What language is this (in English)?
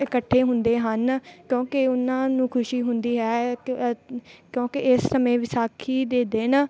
Punjabi